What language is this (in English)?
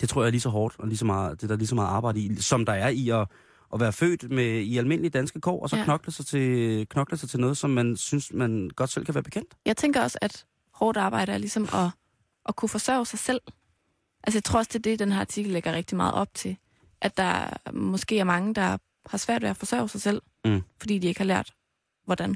Danish